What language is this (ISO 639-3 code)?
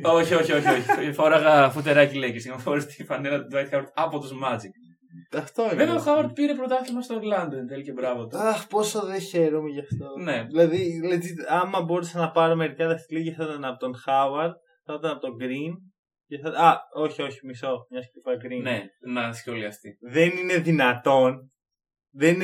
ell